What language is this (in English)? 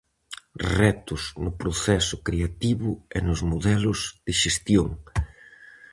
Galician